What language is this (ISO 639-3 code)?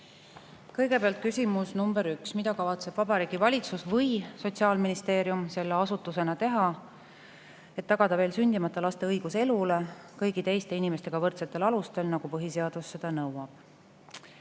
est